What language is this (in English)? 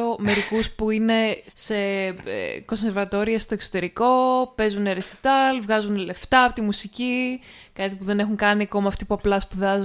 Greek